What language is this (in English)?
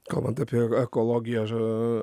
Lithuanian